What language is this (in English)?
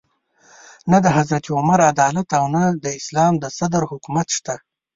Pashto